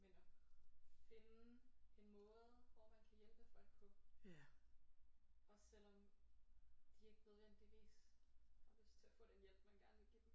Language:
Danish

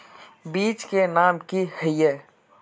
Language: Magahi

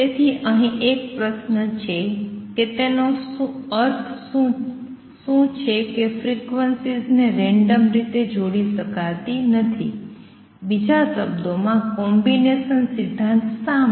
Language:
Gujarati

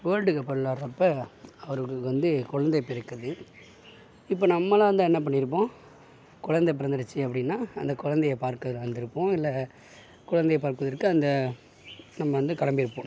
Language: Tamil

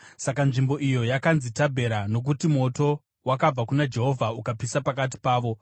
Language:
Shona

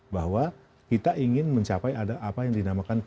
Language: Indonesian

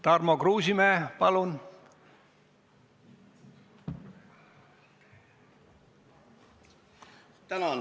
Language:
Estonian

